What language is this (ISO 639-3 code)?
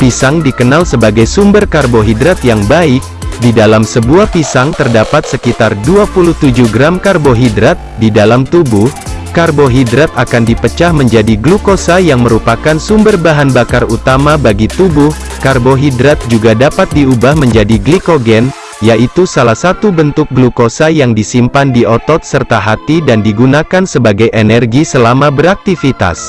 ind